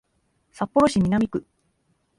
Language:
Japanese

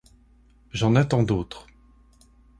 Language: French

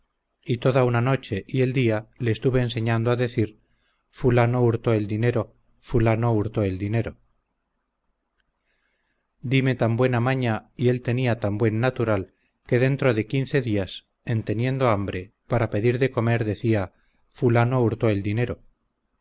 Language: Spanish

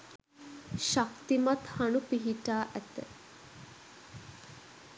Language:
Sinhala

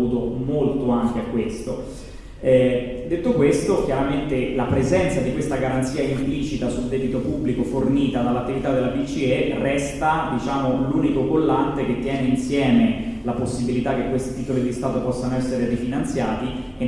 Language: Italian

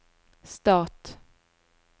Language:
Norwegian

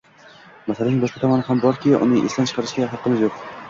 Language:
Uzbek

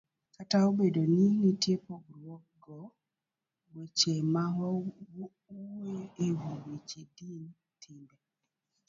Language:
Luo (Kenya and Tanzania)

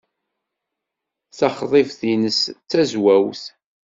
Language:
Kabyle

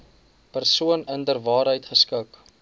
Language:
Afrikaans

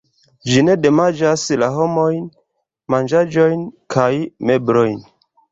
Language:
Esperanto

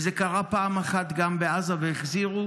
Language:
Hebrew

